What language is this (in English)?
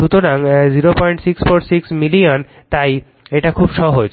Bangla